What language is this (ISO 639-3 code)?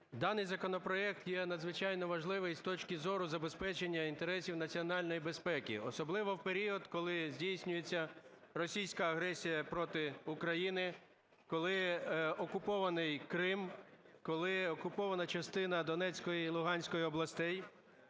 ukr